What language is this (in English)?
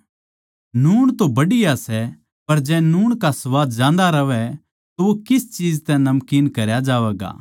Haryanvi